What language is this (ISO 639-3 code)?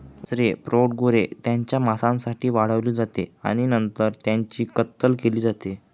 mar